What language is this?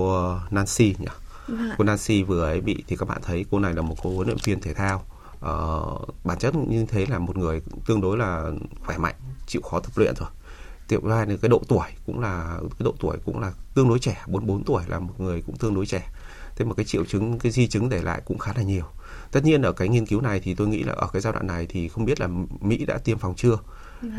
Vietnamese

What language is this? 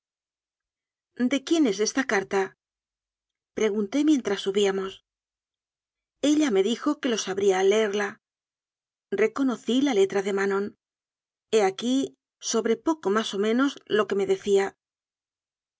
Spanish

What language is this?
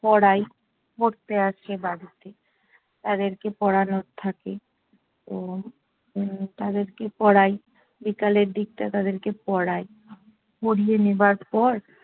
Bangla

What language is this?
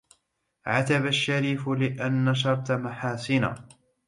Arabic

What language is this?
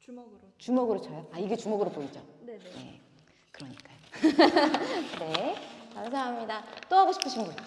Korean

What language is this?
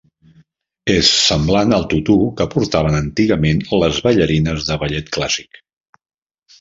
Catalan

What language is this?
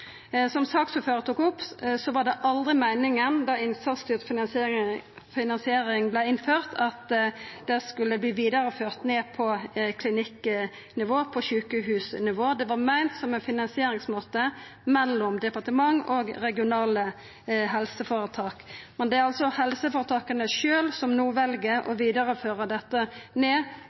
Norwegian Nynorsk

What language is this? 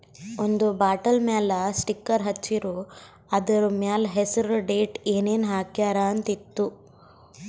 Kannada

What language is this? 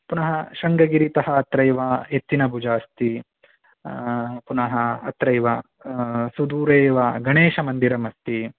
Sanskrit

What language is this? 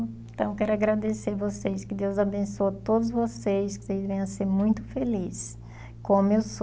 Portuguese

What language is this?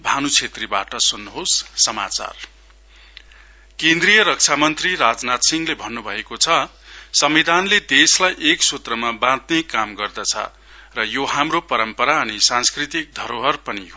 Nepali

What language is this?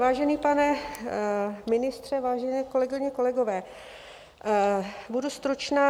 Czech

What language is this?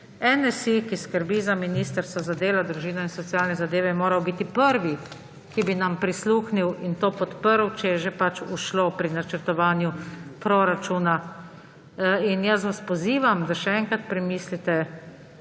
Slovenian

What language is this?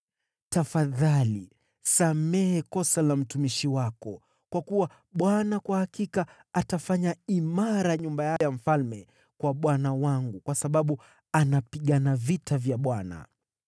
Swahili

